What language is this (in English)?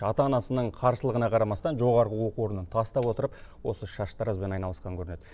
Kazakh